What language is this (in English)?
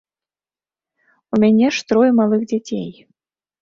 Belarusian